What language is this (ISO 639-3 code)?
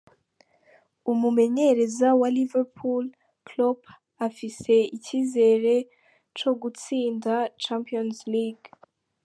kin